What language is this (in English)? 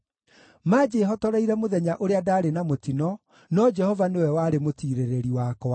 Kikuyu